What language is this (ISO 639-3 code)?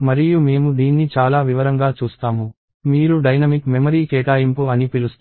tel